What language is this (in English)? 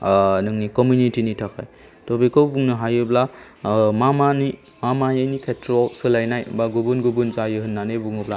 Bodo